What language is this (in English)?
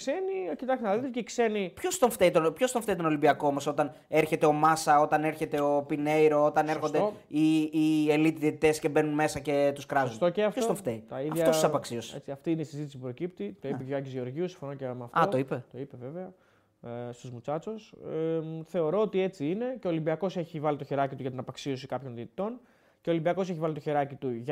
Greek